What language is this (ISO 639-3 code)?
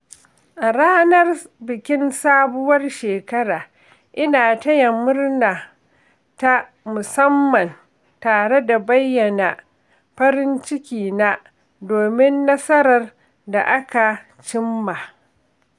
hau